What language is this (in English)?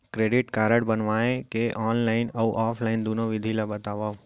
Chhattisgarhi